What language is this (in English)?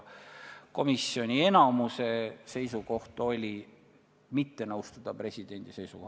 Estonian